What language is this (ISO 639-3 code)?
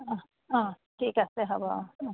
asm